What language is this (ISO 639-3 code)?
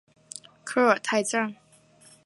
zho